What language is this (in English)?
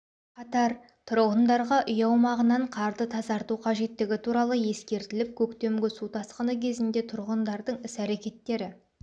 Kazakh